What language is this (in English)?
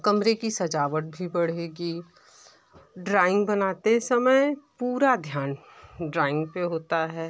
Hindi